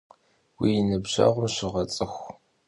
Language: Kabardian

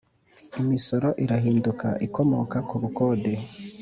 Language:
Kinyarwanda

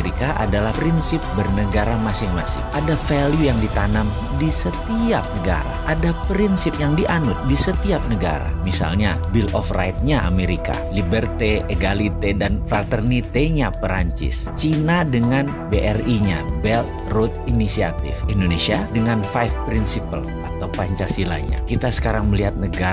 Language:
Indonesian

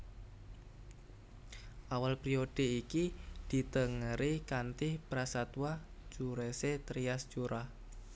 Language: Javanese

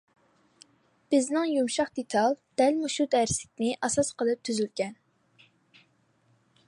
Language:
Uyghur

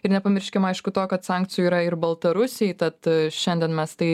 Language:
Lithuanian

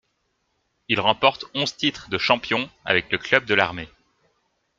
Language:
French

